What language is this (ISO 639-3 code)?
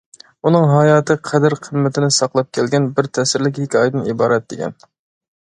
uig